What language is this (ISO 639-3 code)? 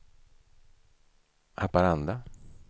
swe